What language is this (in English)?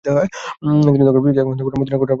Bangla